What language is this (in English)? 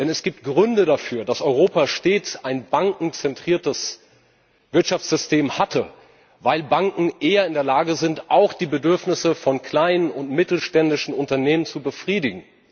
German